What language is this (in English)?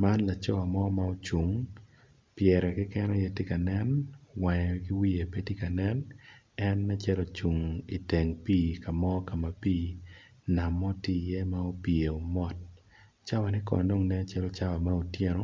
Acoli